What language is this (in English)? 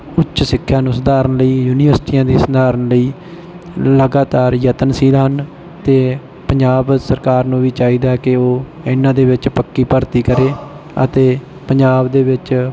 Punjabi